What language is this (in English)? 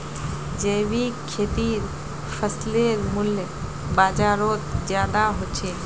Magahi